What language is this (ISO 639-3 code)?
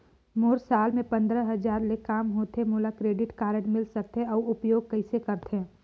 hne